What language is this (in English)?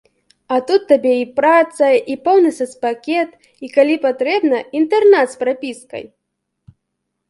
Belarusian